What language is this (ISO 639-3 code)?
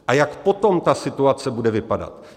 ces